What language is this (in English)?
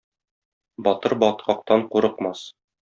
Tatar